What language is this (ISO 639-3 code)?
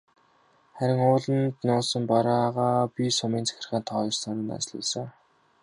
mon